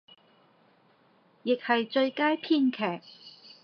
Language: Cantonese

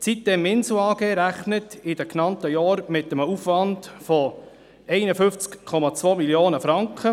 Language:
Swiss German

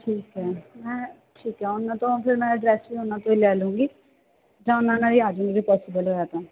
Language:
Punjabi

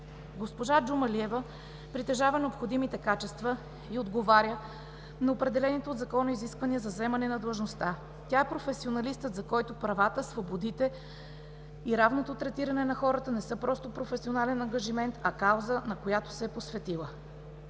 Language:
Bulgarian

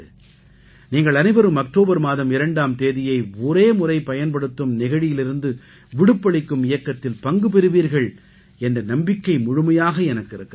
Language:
Tamil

